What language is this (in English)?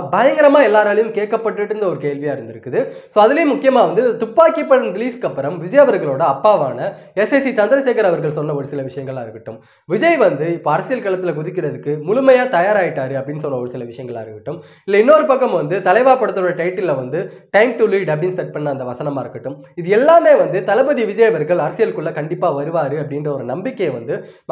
Tamil